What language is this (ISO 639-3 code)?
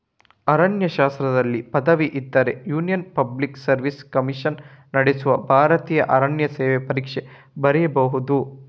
kan